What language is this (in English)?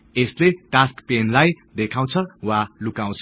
Nepali